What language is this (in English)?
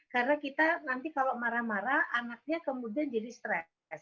Indonesian